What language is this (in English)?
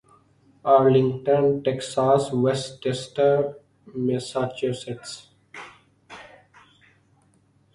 Urdu